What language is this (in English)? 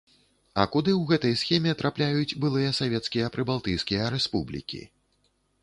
Belarusian